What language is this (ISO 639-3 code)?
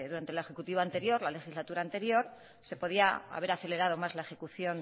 spa